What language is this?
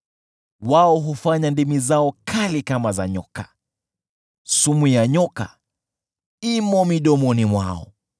Swahili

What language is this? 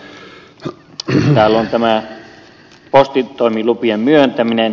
Finnish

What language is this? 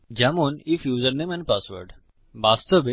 Bangla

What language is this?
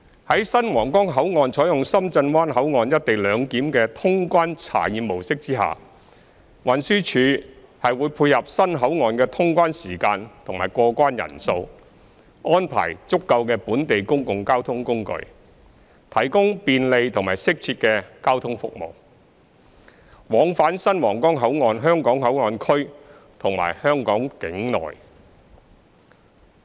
Cantonese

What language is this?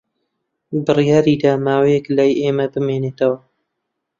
Central Kurdish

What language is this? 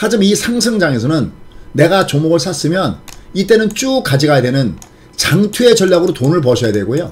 Korean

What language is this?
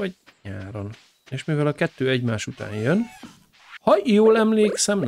Hungarian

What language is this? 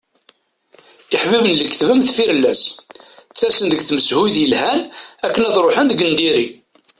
Kabyle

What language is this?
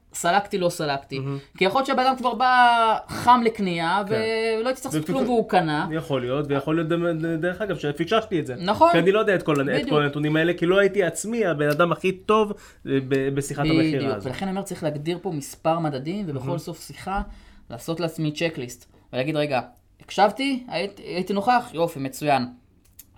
Hebrew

